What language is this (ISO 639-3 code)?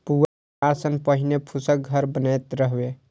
mai